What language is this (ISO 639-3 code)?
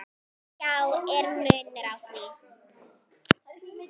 isl